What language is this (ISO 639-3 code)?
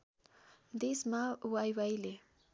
nep